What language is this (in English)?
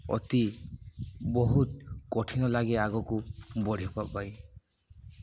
Odia